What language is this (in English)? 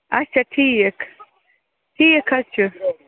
Kashmiri